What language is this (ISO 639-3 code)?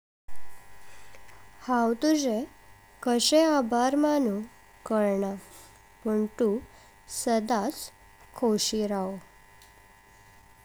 kok